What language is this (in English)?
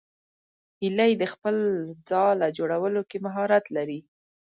Pashto